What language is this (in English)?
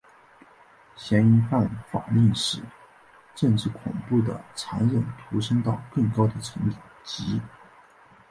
Chinese